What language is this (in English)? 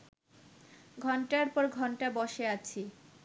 Bangla